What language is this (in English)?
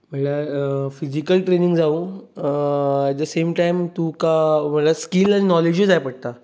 Konkani